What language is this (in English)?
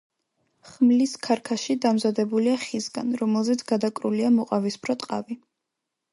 Georgian